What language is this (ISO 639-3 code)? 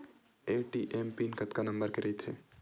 hne